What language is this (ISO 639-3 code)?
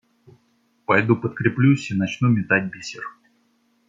rus